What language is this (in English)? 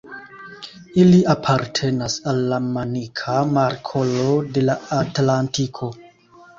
Esperanto